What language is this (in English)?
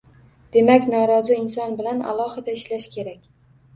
Uzbek